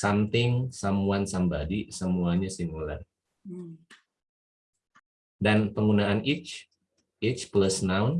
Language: Indonesian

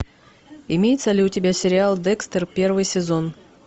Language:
Russian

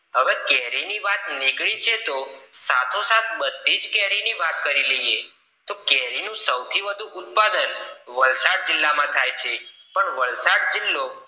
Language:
Gujarati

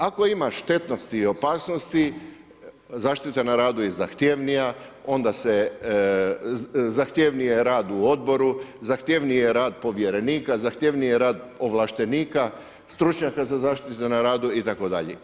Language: Croatian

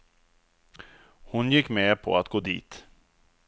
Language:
Swedish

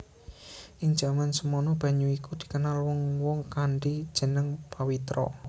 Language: Javanese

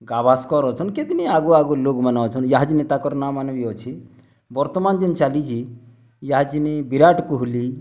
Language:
Odia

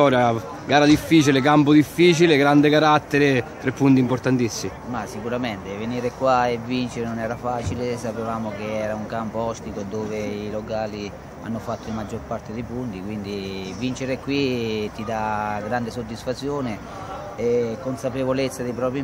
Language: Italian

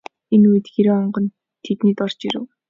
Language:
Mongolian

